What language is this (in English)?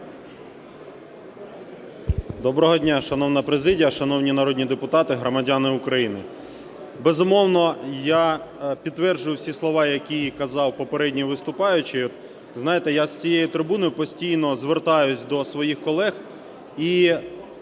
Ukrainian